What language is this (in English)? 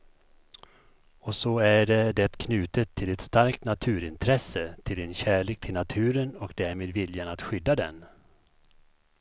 Swedish